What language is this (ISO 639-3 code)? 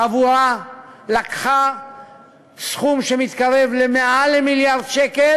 heb